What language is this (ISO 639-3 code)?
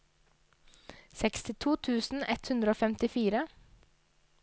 nor